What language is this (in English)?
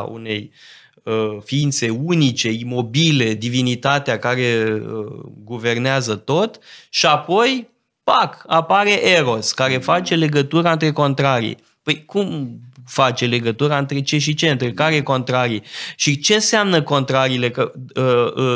Romanian